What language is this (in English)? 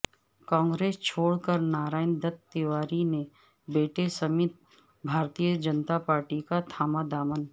Urdu